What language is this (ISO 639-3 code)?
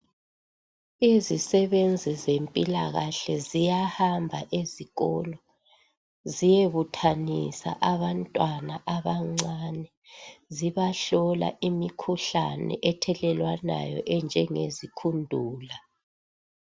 nde